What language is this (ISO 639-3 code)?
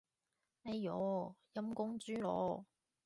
yue